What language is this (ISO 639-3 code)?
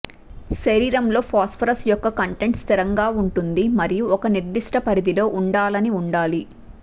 tel